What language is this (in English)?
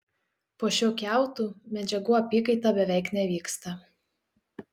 Lithuanian